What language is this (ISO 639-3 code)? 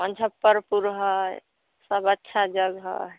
mai